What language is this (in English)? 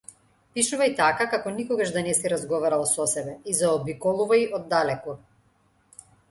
Macedonian